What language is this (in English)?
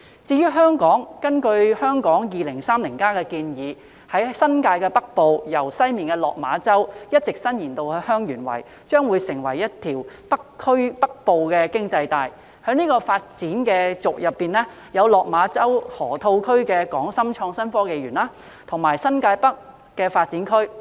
Cantonese